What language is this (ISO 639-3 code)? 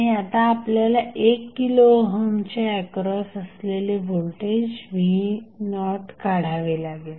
mar